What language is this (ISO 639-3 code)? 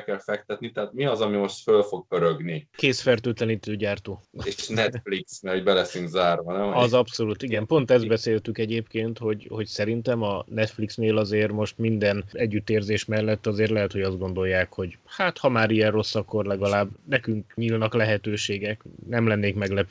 hun